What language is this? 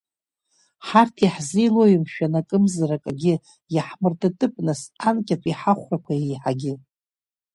Abkhazian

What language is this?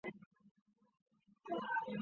Chinese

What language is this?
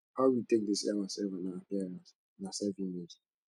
Nigerian Pidgin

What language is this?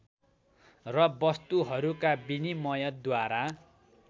Nepali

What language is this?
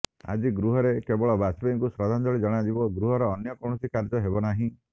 Odia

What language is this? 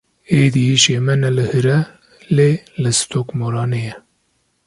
Kurdish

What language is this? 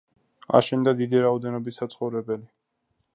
Georgian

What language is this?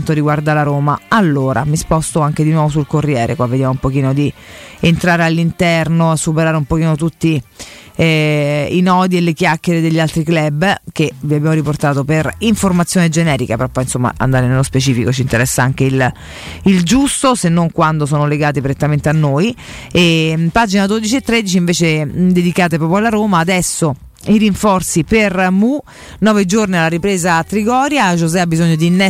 Italian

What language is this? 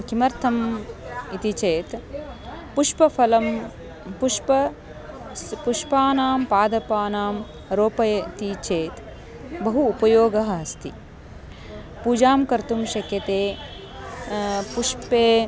Sanskrit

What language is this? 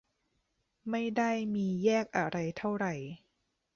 Thai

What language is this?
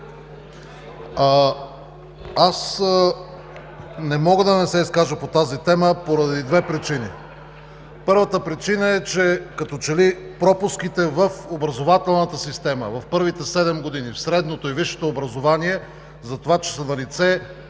Bulgarian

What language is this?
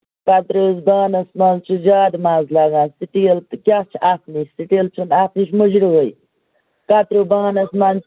Kashmiri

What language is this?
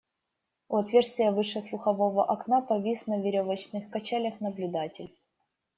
Russian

